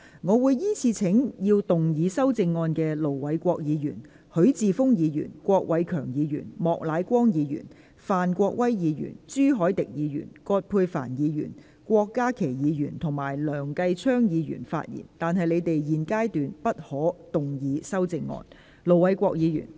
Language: Cantonese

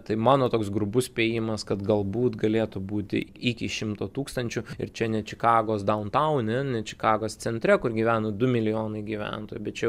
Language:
Lithuanian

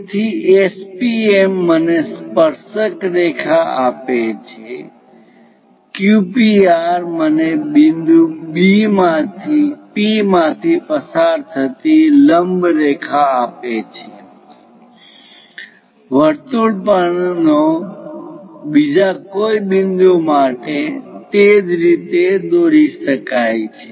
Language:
Gujarati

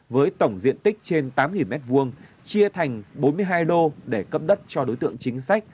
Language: Vietnamese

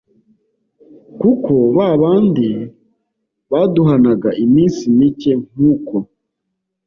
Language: Kinyarwanda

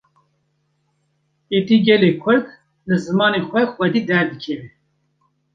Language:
Kurdish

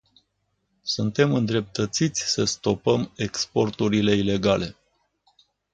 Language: Romanian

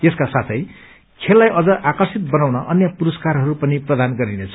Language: Nepali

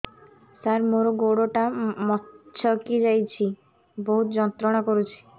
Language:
Odia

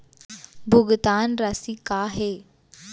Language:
Chhattisgarhi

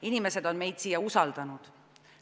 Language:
Estonian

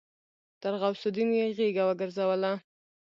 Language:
Pashto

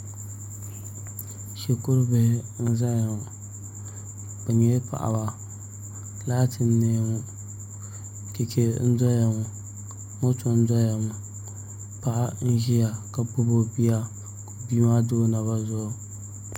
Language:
Dagbani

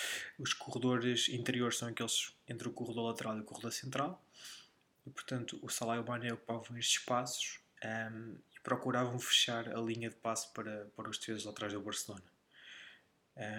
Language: Portuguese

